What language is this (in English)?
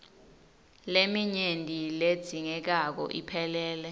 Swati